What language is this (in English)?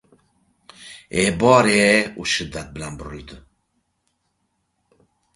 Uzbek